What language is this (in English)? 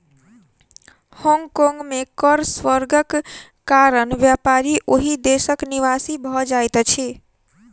Maithili